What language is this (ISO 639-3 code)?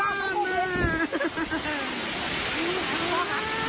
tha